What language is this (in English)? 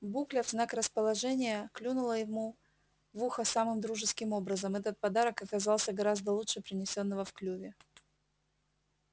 Russian